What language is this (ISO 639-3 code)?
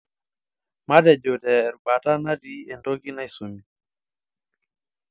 mas